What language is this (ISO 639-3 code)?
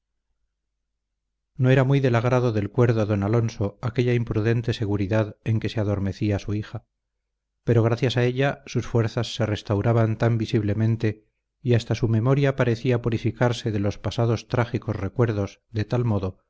spa